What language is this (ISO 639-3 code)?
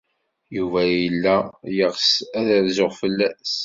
kab